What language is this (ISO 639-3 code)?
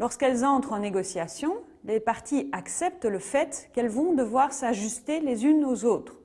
fra